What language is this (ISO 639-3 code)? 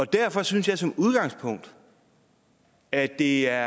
dan